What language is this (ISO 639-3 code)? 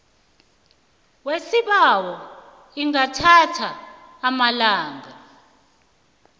nbl